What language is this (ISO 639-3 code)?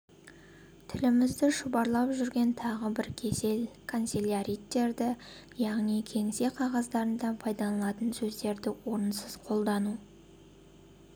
kaz